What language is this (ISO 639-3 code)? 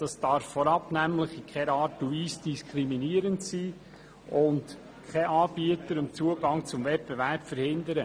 gsw